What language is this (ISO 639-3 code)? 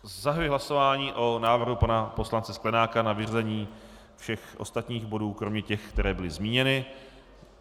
ces